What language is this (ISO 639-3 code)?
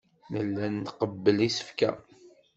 kab